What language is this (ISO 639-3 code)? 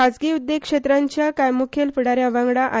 kok